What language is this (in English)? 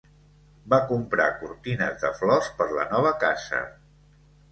Catalan